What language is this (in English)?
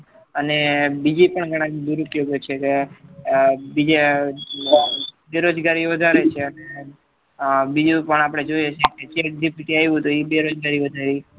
Gujarati